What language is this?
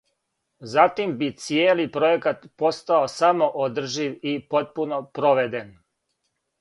Serbian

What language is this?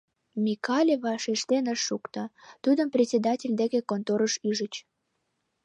Mari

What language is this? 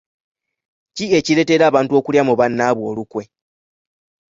Ganda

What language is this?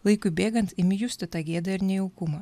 Lithuanian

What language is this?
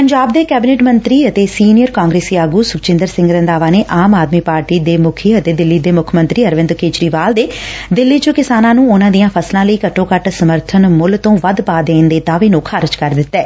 Punjabi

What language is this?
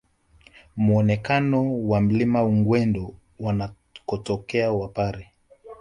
Swahili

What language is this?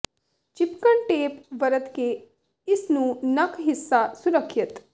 Punjabi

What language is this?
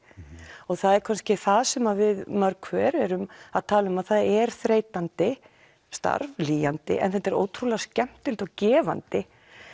Icelandic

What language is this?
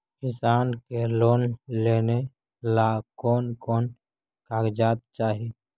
Magahi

